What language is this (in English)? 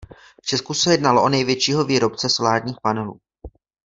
Czech